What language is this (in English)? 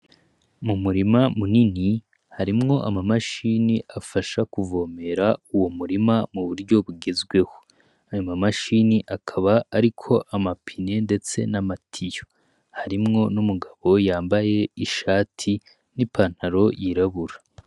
Rundi